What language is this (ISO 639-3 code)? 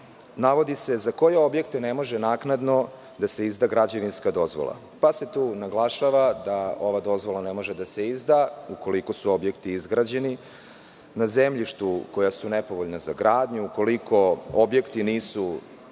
srp